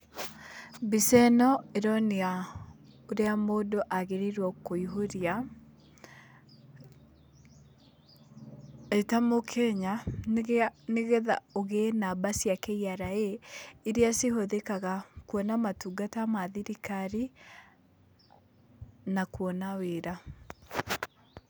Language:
Kikuyu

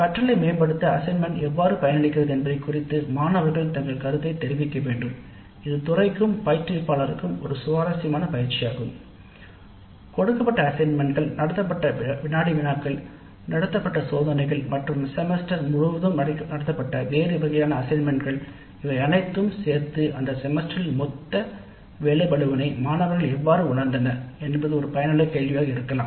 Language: Tamil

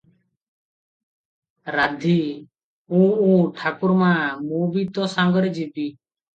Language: Odia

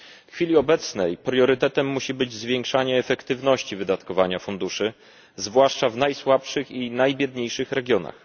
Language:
Polish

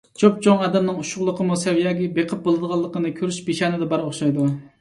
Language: Uyghur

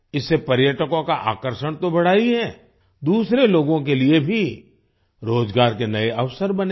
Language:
Hindi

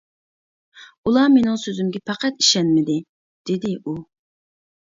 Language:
Uyghur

